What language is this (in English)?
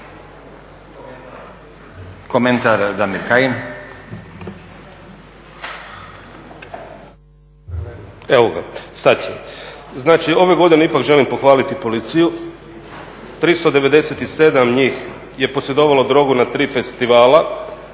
Croatian